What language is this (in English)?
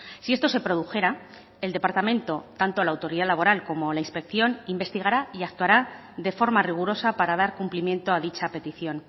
Spanish